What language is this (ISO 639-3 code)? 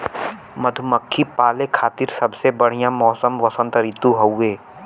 bho